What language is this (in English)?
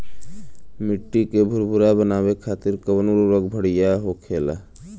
Bhojpuri